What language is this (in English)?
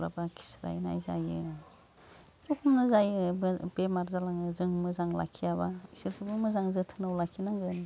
Bodo